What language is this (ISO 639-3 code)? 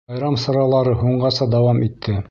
bak